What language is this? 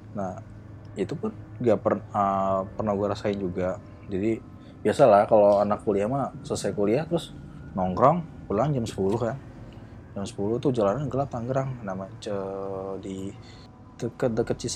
Indonesian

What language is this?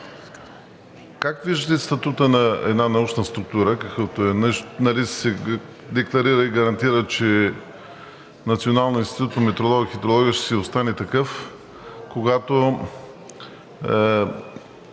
Bulgarian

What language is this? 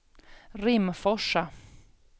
Swedish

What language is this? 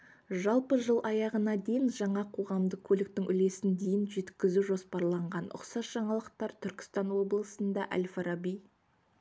Kazakh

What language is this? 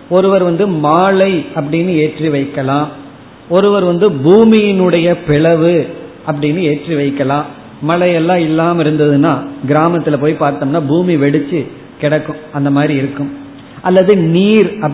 Tamil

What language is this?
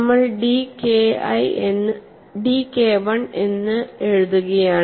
Malayalam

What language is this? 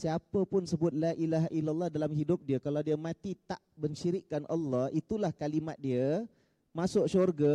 Malay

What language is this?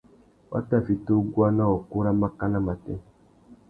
Tuki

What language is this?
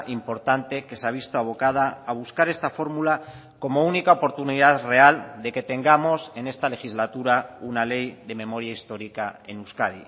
Spanish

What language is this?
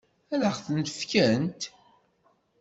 Kabyle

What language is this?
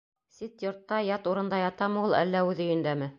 Bashkir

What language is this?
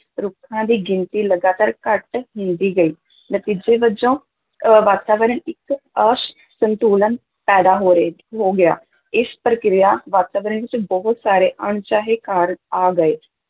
Punjabi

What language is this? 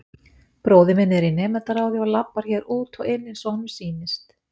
Icelandic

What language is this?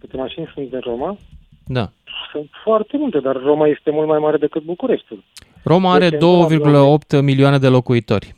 Romanian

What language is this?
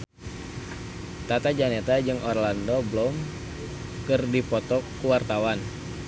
Sundanese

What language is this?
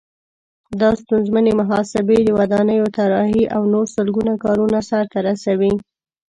Pashto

